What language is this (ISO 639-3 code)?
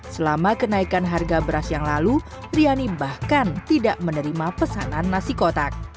ind